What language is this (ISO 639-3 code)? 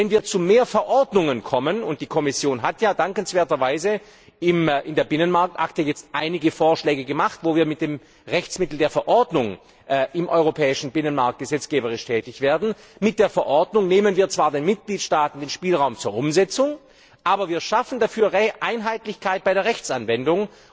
deu